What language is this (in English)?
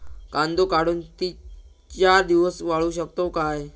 Marathi